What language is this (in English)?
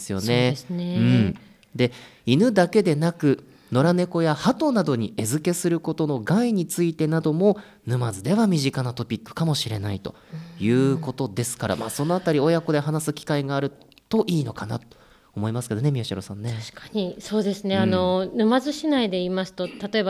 Japanese